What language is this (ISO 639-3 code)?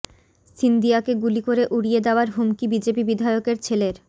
ben